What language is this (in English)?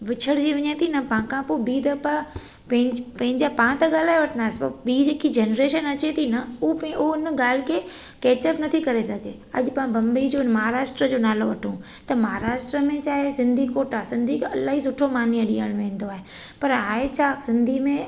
Sindhi